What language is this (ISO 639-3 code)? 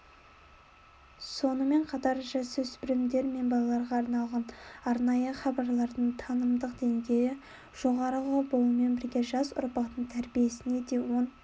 kaz